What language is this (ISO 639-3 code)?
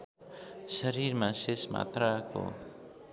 nep